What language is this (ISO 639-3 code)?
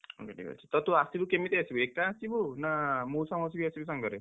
ori